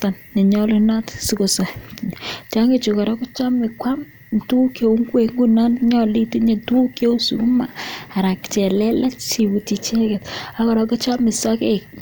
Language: Kalenjin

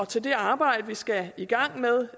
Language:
Danish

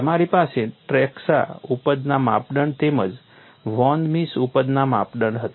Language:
Gujarati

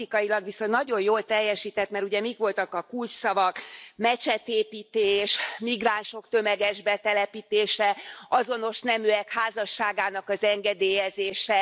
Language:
Hungarian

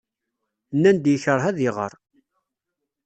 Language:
Kabyle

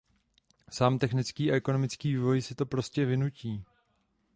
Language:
Czech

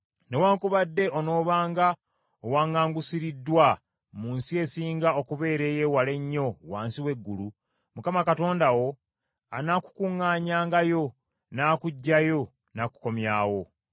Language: Ganda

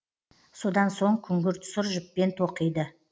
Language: Kazakh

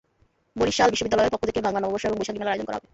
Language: Bangla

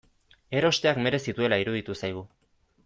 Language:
Basque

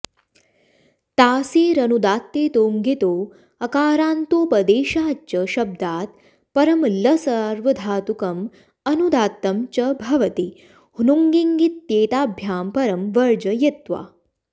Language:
Sanskrit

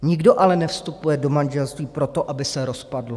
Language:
Czech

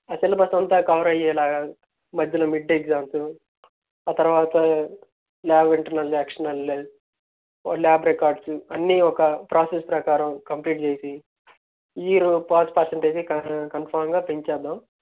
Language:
Telugu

